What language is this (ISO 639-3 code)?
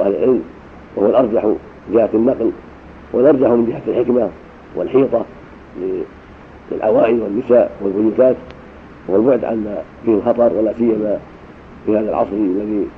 ara